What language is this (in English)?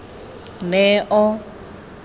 Tswana